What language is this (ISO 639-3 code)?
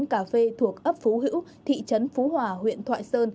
vie